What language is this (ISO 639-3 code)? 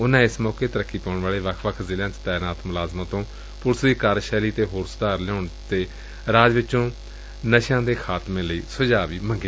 pan